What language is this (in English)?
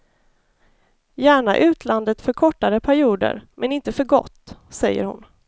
Swedish